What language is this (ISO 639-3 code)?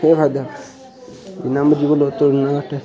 doi